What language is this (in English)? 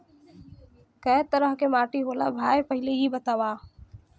Bhojpuri